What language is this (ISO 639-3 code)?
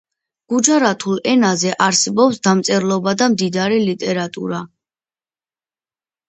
kat